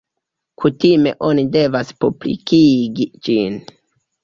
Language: Esperanto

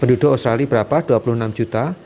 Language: Indonesian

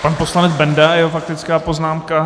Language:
Czech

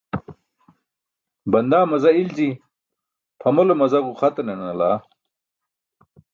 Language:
Burushaski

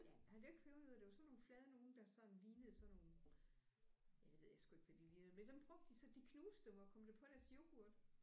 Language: Danish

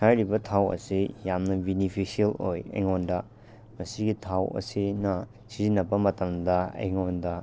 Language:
Manipuri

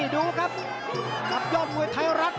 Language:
Thai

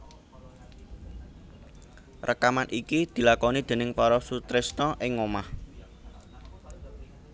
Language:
Javanese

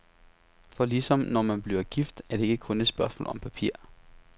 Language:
Danish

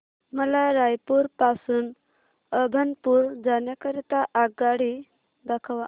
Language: Marathi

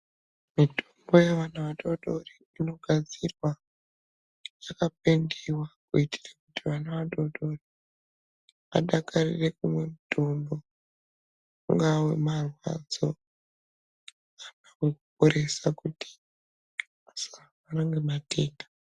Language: Ndau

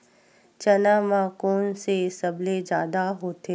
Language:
Chhattisgarhi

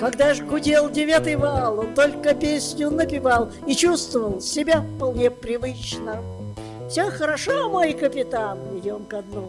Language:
Russian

